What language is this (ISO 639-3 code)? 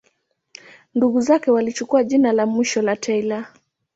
swa